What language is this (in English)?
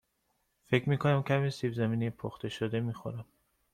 Persian